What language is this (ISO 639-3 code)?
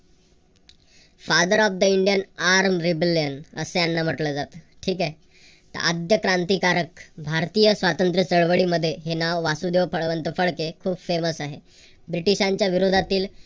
mar